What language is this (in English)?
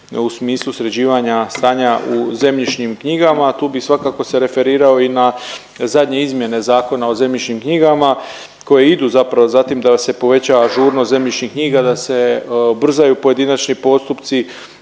Croatian